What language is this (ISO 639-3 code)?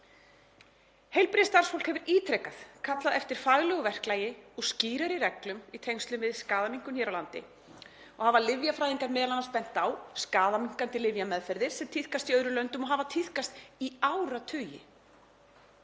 isl